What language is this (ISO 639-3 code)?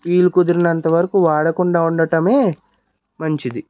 tel